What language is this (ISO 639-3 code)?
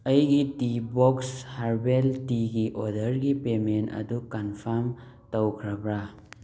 mni